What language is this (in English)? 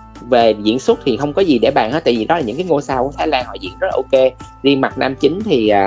Vietnamese